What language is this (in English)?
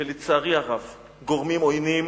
Hebrew